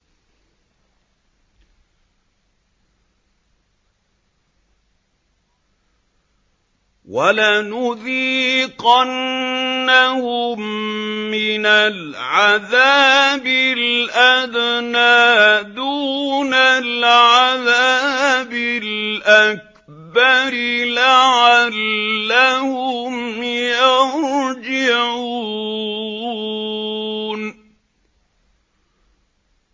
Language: Arabic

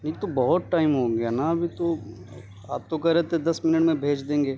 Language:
Urdu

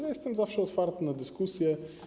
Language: Polish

